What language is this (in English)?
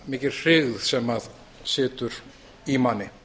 Icelandic